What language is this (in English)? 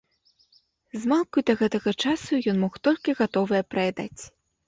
Belarusian